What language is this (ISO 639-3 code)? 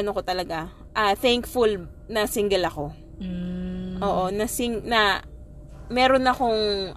fil